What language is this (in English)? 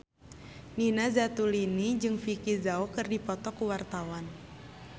Sundanese